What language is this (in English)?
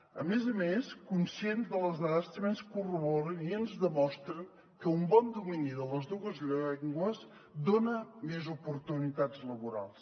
Catalan